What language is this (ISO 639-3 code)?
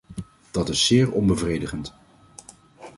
nld